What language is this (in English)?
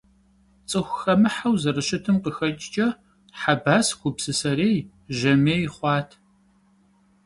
Kabardian